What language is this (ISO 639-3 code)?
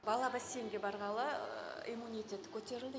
kaz